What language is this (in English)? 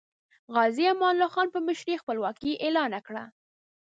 Pashto